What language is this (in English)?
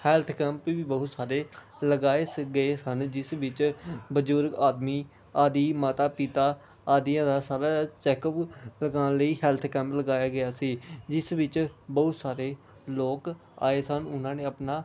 Punjabi